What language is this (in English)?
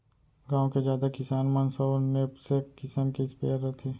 Chhattisgarhi